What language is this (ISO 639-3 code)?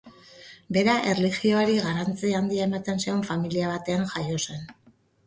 eus